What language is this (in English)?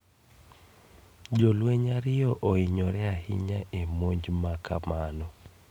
Luo (Kenya and Tanzania)